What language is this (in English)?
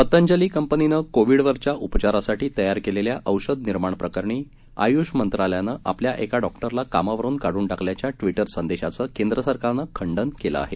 Marathi